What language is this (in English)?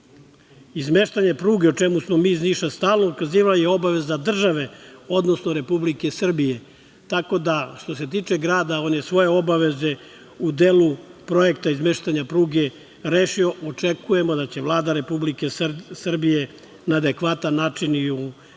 Serbian